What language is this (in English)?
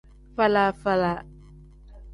Tem